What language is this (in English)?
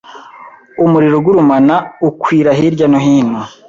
Kinyarwanda